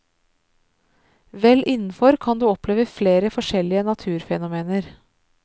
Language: Norwegian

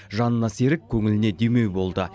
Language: Kazakh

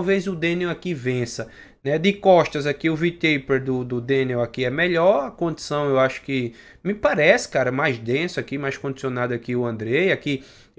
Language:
Portuguese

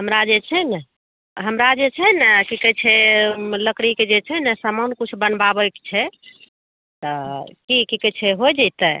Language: Maithili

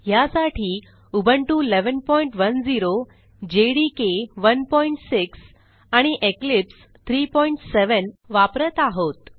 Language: Marathi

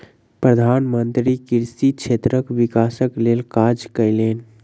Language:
Maithili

